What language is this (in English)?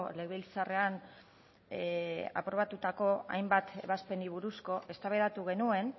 Basque